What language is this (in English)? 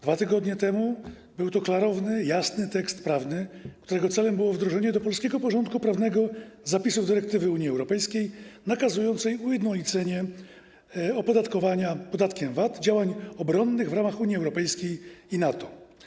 Polish